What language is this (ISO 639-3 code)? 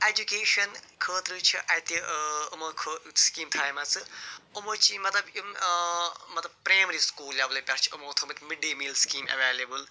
kas